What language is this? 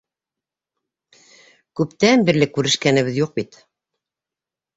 Bashkir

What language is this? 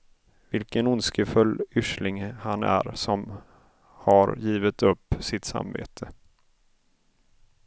Swedish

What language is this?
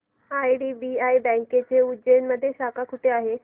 Marathi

